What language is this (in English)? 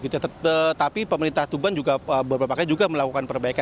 Indonesian